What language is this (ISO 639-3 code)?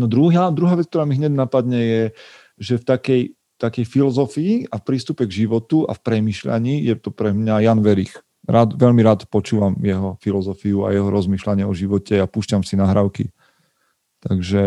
slk